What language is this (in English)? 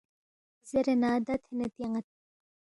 Balti